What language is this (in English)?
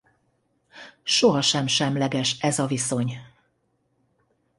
Hungarian